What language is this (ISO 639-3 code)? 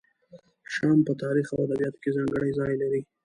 pus